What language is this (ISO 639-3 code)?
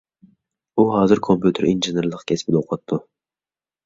uig